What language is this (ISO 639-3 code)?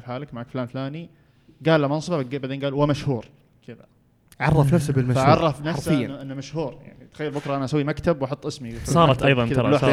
ara